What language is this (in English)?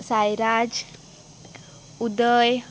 Konkani